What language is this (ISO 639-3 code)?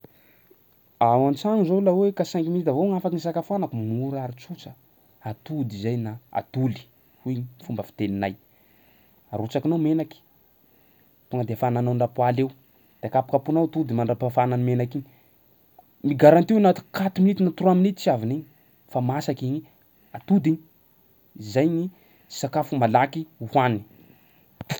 skg